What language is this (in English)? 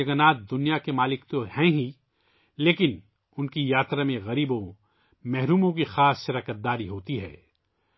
Urdu